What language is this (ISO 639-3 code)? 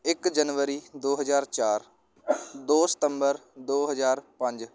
pan